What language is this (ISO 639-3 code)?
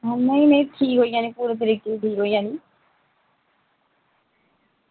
doi